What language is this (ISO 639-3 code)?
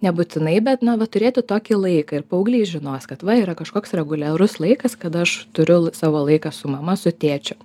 lit